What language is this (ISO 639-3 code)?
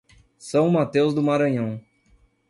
por